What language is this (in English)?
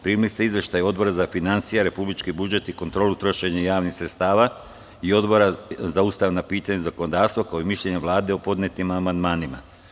Serbian